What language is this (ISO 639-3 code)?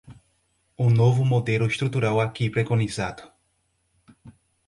por